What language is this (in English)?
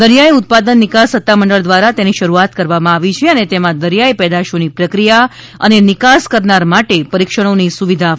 Gujarati